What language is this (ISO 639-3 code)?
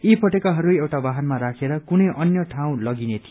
nep